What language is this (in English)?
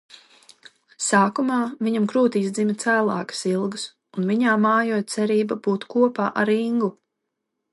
Latvian